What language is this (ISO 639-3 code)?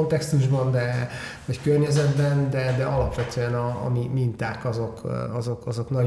hun